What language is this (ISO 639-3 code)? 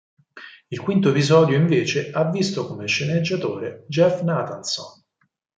ita